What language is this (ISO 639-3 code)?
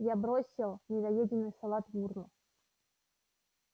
rus